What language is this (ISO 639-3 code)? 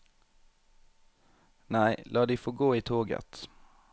nor